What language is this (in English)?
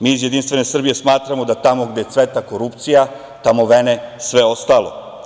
Serbian